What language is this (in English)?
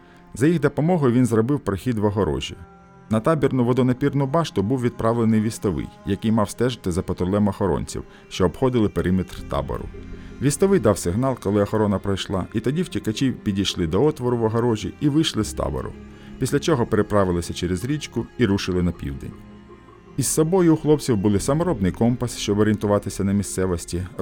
Ukrainian